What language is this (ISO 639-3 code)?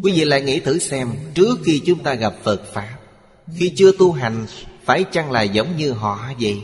vie